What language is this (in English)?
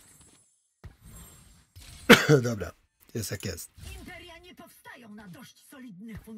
Polish